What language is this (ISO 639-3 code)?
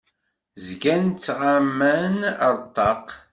kab